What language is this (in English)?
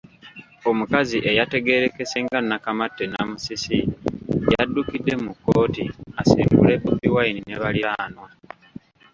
Ganda